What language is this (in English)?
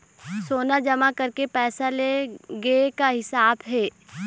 Chhattisgarhi